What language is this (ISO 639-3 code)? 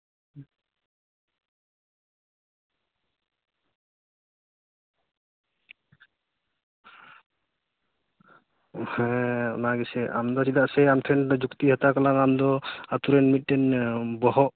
sat